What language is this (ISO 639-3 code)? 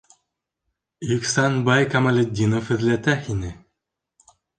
bak